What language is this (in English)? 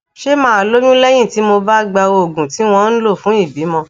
Yoruba